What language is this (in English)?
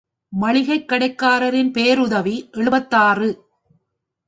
Tamil